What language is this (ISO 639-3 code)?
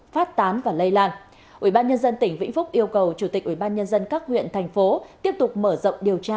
vie